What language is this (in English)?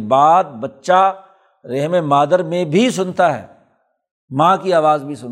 Urdu